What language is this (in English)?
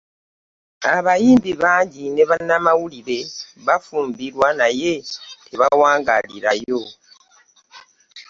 Ganda